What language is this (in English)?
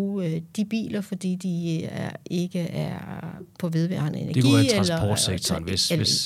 Danish